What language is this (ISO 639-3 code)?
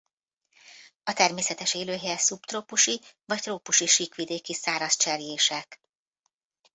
hun